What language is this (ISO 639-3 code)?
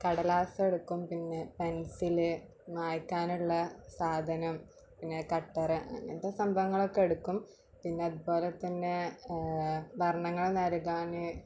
mal